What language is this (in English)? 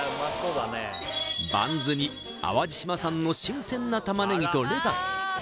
Japanese